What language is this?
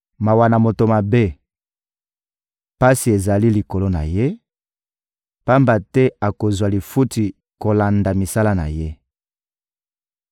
Lingala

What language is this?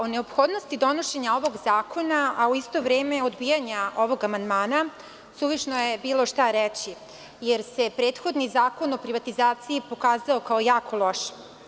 Serbian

